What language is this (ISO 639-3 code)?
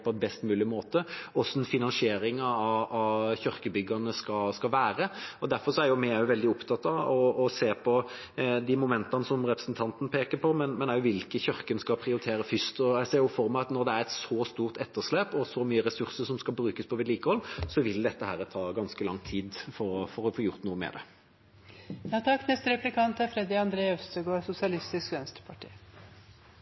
nob